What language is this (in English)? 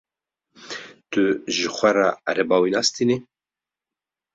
Kurdish